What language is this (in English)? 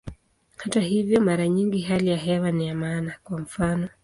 Swahili